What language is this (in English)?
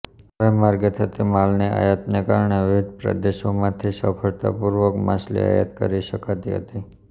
Gujarati